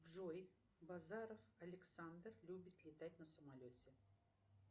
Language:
Russian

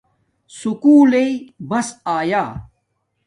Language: Domaaki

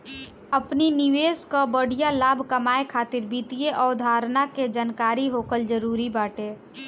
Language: Bhojpuri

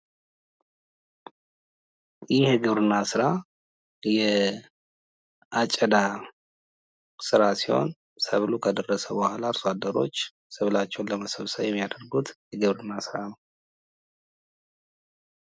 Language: Amharic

